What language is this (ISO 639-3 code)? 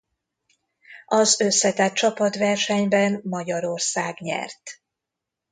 hun